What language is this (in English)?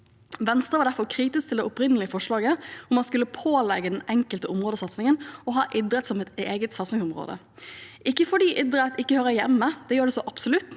Norwegian